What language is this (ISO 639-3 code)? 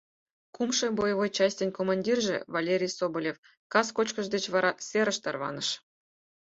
chm